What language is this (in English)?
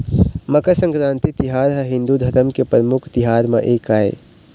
Chhattisgarhi